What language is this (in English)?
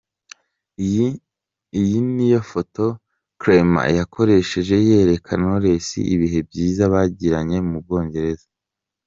Kinyarwanda